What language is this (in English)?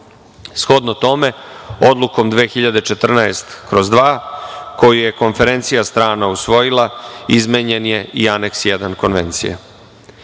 Serbian